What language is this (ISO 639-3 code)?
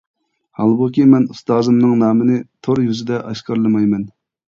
uig